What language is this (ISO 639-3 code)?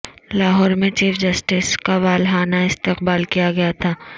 urd